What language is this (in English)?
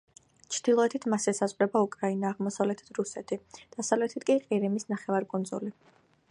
Georgian